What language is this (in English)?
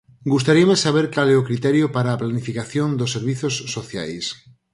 Galician